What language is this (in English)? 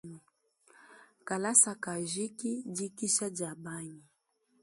Luba-Lulua